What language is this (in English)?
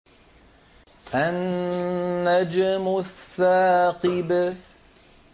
Arabic